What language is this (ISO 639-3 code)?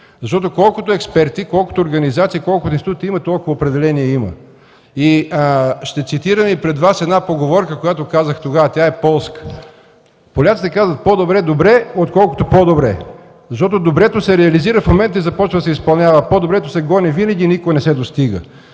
bul